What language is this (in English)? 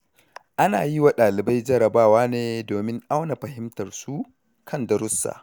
Hausa